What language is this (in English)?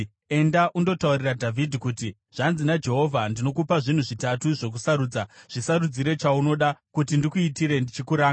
Shona